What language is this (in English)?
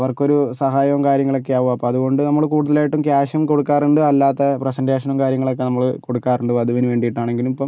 Malayalam